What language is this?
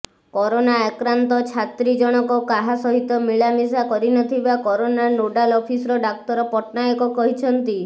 Odia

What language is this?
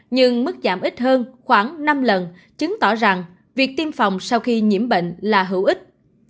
Vietnamese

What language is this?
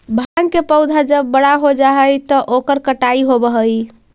Magahi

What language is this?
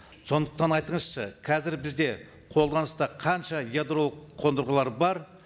Kazakh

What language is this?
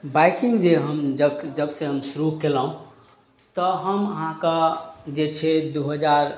Maithili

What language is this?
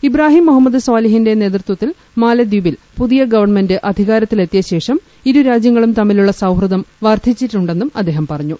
Malayalam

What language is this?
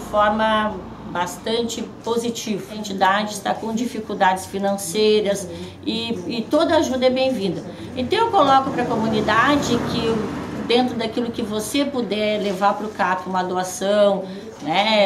Portuguese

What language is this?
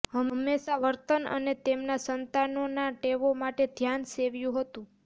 Gujarati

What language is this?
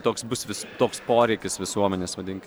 Lithuanian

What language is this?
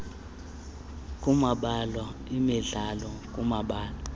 Xhosa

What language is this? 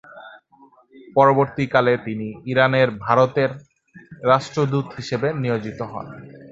Bangla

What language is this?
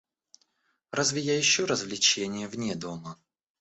Russian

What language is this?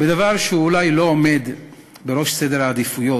Hebrew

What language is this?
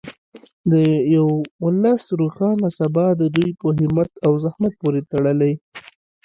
Pashto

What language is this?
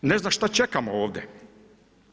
Croatian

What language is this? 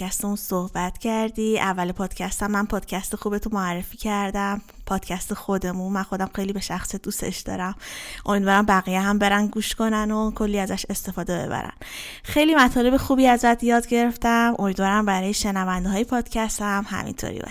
Persian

